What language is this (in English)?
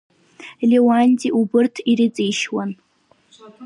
Abkhazian